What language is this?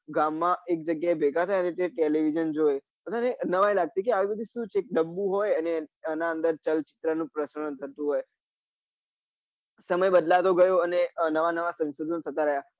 Gujarati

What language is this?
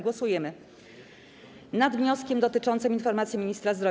Polish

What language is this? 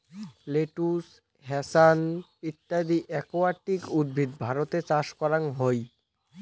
Bangla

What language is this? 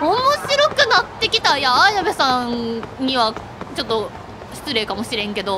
Japanese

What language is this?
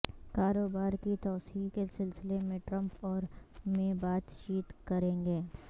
Urdu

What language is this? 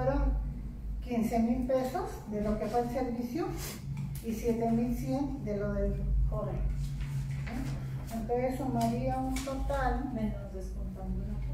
Spanish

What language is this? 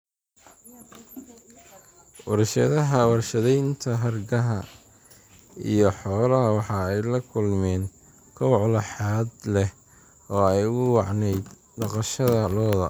Somali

